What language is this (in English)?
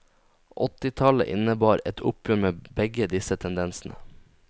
Norwegian